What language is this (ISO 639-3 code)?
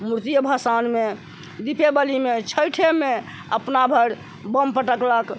mai